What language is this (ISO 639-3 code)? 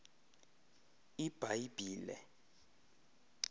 xho